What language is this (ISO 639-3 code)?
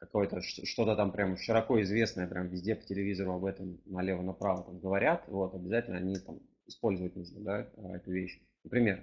rus